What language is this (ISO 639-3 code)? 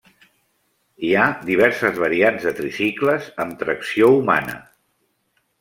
cat